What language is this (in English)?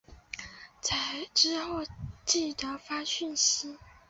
Chinese